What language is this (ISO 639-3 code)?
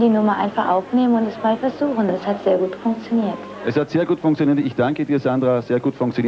deu